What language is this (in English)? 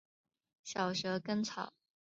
Chinese